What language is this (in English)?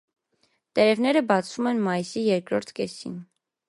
Armenian